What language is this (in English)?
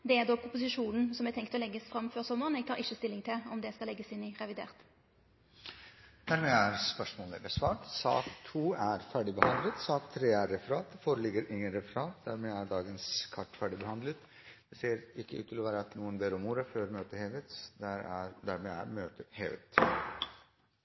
Norwegian Nynorsk